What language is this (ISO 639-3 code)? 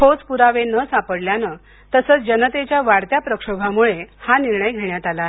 mar